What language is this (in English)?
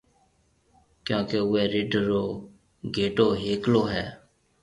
Marwari (Pakistan)